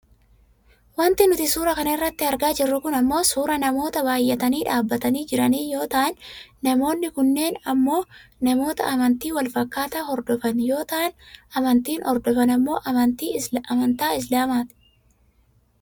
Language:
Oromo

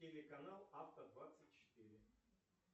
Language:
Russian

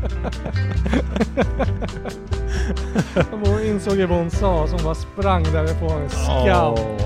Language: Swedish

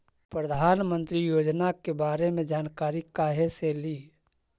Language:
Magahi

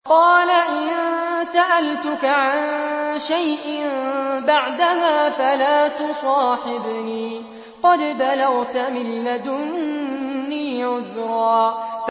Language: Arabic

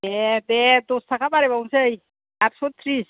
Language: Bodo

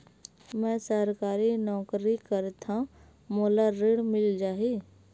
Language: Chhattisgarhi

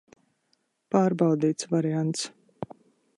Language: Latvian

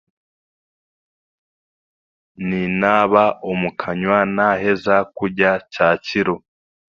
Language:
Chiga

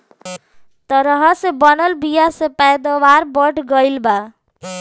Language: Bhojpuri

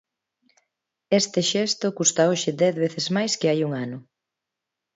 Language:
Galician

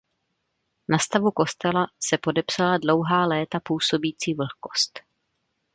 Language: Czech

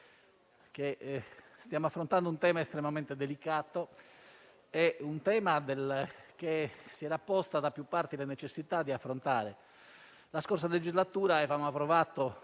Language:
Italian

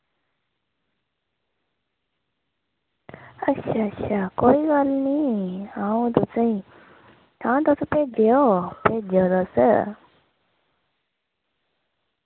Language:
Dogri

